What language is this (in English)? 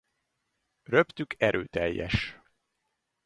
Hungarian